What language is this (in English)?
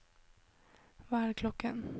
Norwegian